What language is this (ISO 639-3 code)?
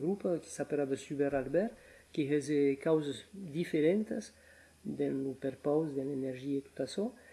fra